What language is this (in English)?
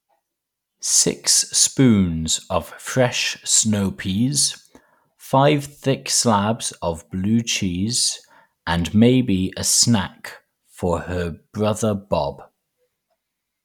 English